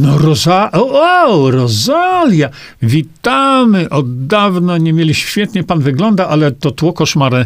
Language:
Polish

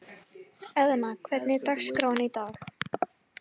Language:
Icelandic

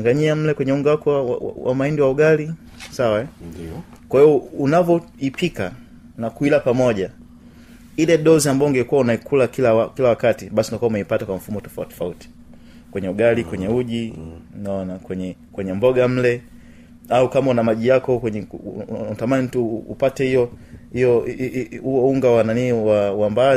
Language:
Swahili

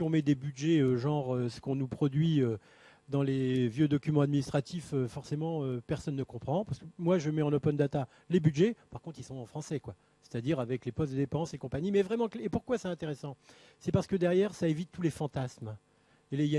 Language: French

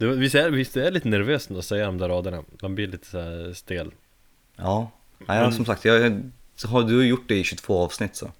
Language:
Swedish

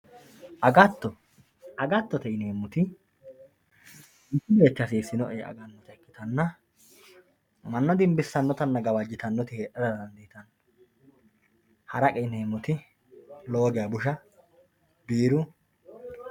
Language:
Sidamo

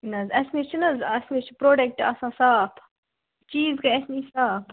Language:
Kashmiri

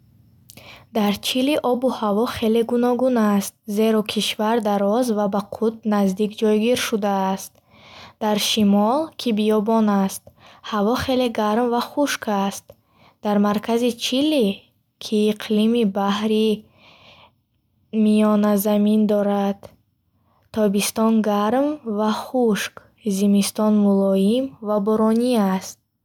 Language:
Bukharic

